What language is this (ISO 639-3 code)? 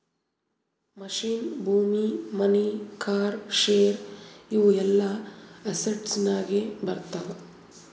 kan